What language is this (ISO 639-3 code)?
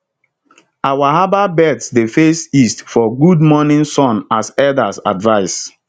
pcm